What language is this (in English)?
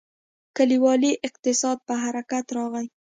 Pashto